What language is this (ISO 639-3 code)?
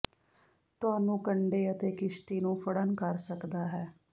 pan